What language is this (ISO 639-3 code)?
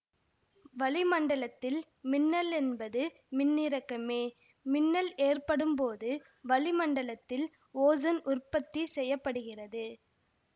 tam